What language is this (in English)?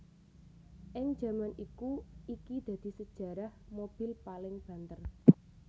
Javanese